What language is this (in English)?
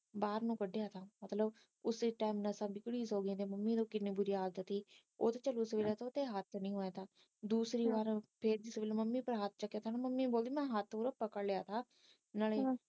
Punjabi